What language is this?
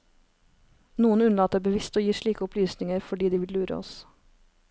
Norwegian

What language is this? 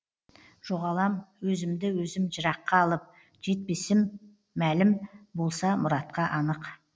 Kazakh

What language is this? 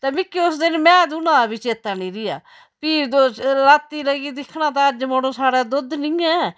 Dogri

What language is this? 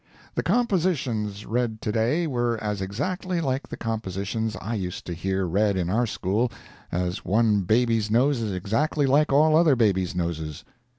English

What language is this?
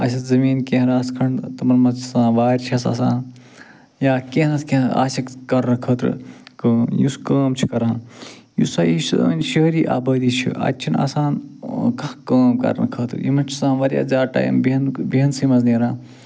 Kashmiri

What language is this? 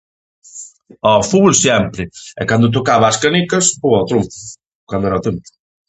Galician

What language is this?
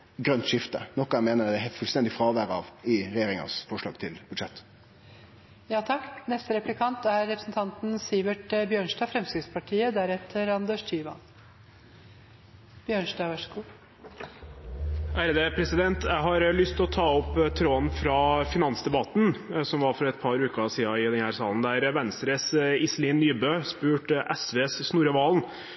Norwegian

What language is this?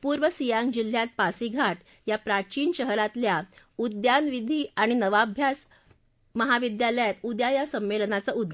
Marathi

